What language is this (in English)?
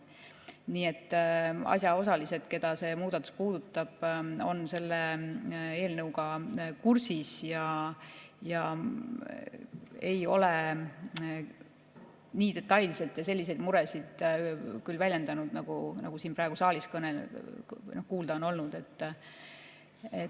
Estonian